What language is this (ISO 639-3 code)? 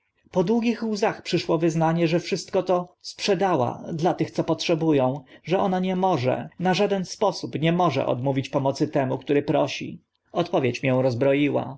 pol